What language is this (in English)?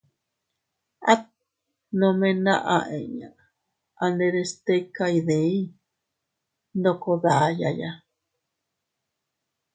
Teutila Cuicatec